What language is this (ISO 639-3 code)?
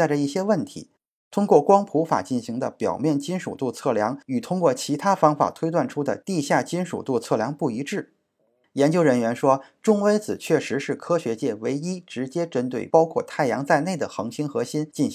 zho